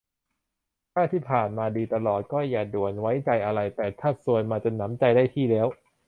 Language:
Thai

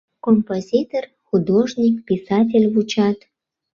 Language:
Mari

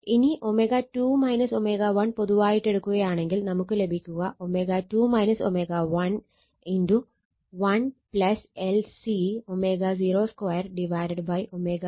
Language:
Malayalam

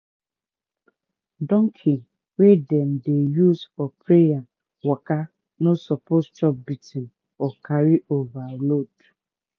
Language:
Nigerian Pidgin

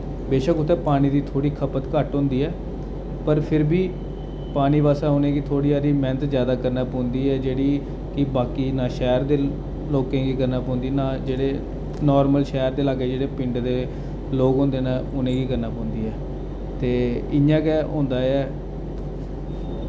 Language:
Dogri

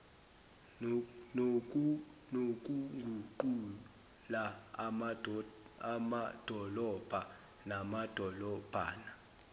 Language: Zulu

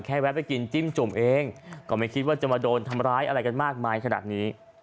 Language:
Thai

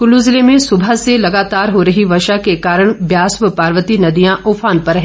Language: Hindi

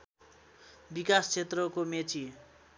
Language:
Nepali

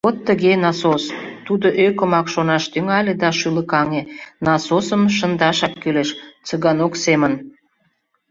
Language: Mari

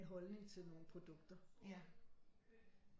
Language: Danish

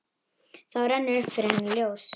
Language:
Icelandic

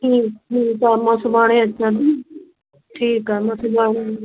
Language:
Sindhi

